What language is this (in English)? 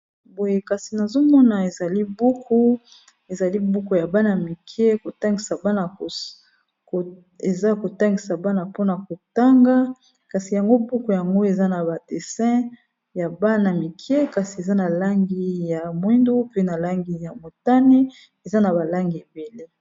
Lingala